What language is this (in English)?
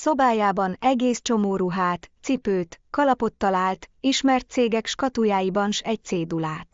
Hungarian